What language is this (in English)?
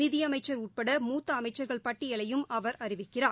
Tamil